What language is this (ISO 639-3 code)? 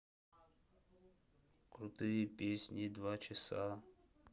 rus